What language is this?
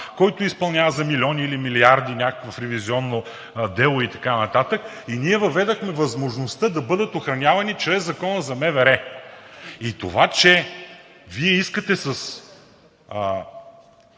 Bulgarian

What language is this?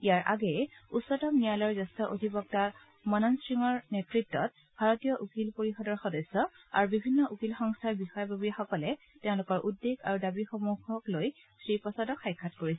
Assamese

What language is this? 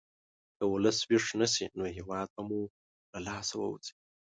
Pashto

